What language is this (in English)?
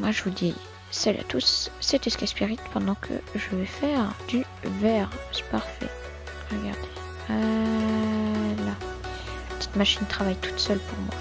French